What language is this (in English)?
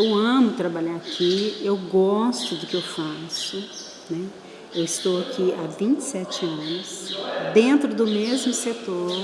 Portuguese